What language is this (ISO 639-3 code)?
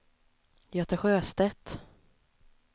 swe